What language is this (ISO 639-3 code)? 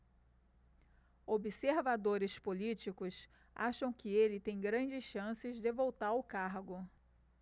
por